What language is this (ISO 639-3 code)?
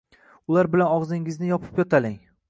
uzb